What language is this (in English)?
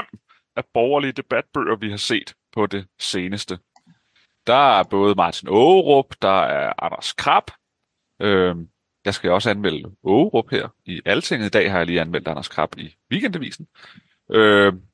Danish